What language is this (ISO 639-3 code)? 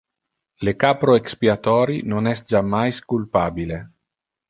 ina